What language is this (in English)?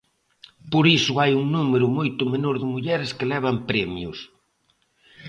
Galician